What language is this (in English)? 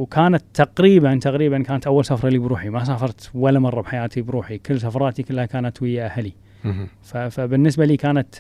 Arabic